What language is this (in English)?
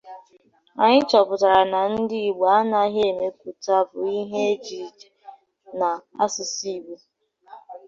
Igbo